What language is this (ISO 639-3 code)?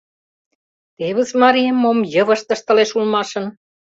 chm